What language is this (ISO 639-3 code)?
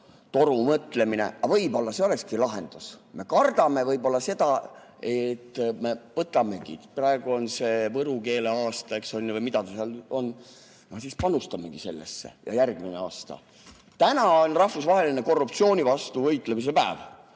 est